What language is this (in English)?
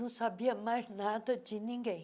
Portuguese